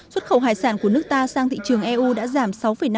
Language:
Vietnamese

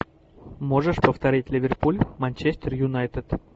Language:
Russian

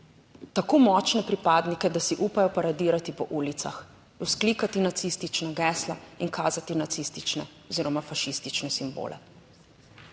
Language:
Slovenian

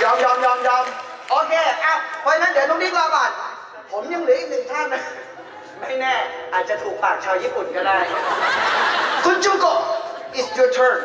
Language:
Thai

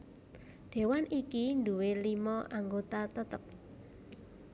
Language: Javanese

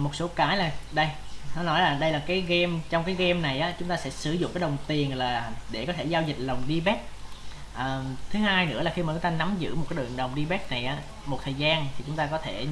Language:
Vietnamese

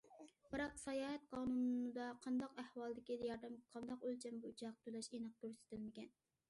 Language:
Uyghur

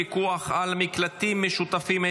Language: Hebrew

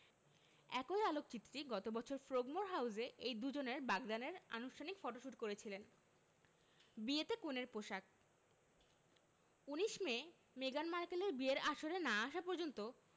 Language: Bangla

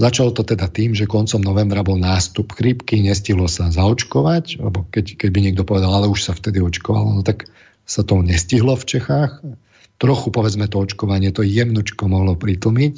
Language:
Slovak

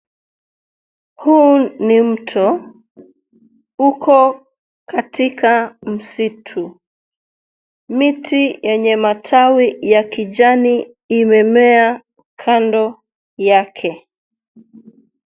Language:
Swahili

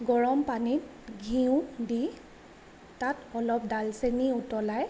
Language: Assamese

